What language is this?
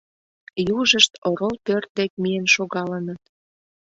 Mari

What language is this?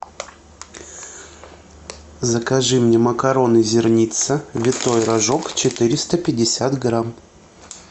Russian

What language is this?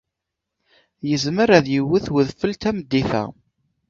Kabyle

